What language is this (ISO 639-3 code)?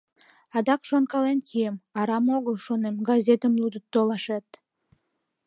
chm